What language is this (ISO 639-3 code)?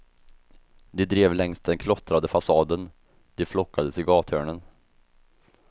swe